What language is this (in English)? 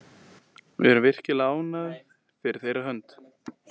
Icelandic